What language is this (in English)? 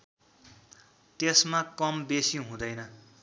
Nepali